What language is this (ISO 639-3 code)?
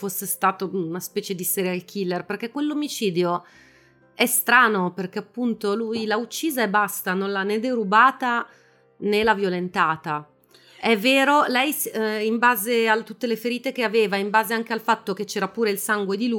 ita